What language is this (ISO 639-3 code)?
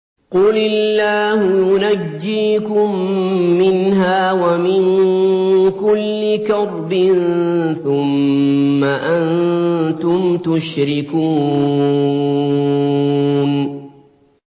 ara